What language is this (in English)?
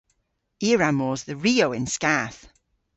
Cornish